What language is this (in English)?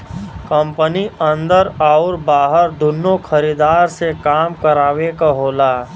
Bhojpuri